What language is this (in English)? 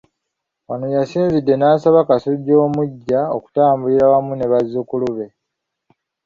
Ganda